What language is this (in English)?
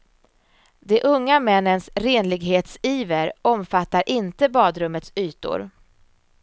Swedish